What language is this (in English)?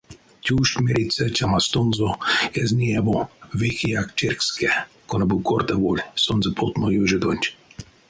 Erzya